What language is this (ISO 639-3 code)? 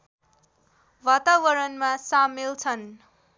nep